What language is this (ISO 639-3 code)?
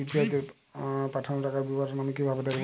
ben